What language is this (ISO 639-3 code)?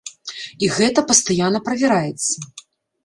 bel